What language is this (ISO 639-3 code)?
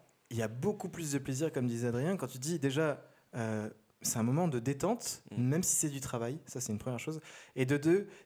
fra